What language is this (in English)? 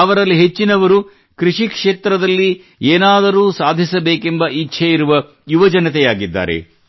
Kannada